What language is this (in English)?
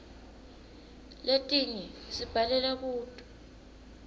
Swati